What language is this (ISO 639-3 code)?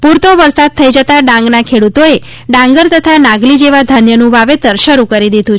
guj